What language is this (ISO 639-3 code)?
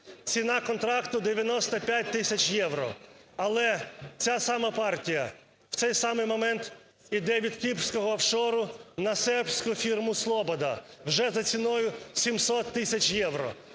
ukr